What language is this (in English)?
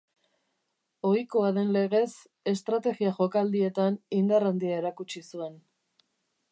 Basque